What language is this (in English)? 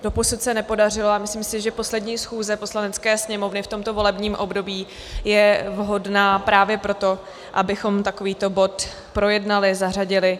Czech